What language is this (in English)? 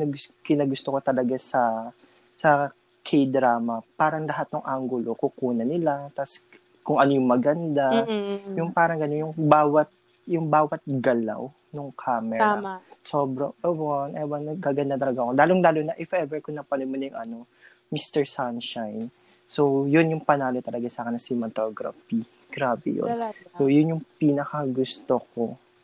Filipino